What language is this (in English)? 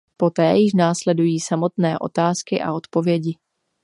Czech